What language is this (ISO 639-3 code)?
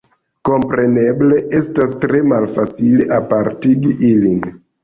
epo